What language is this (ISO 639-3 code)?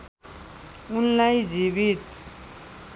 nep